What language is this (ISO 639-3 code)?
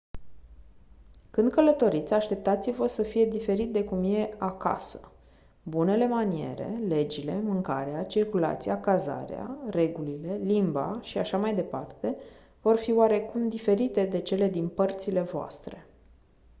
ron